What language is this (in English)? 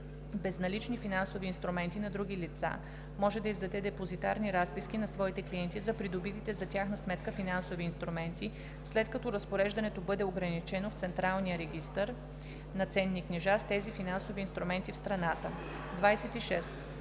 Bulgarian